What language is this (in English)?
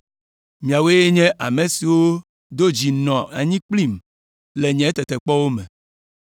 Ewe